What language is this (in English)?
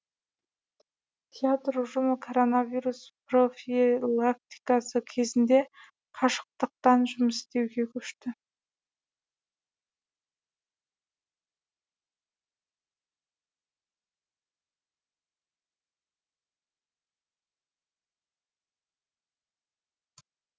Kazakh